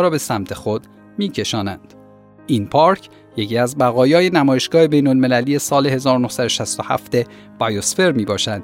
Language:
Persian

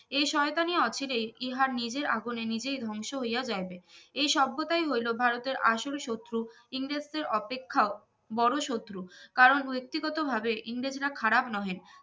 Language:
Bangla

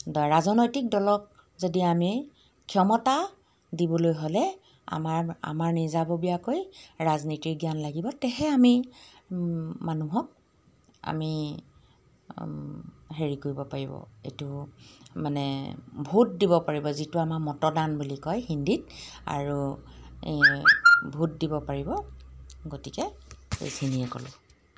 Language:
Assamese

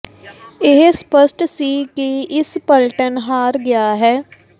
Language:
Punjabi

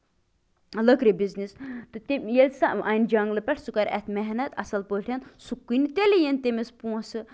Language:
Kashmiri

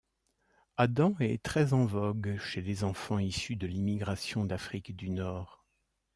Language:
French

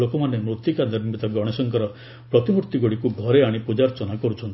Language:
Odia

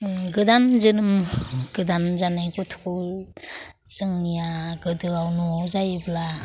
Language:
Bodo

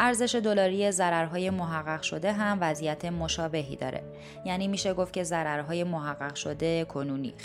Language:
Persian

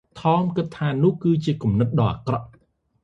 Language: Khmer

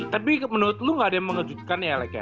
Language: Indonesian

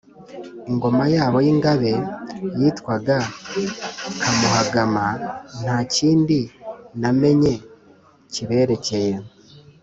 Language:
Kinyarwanda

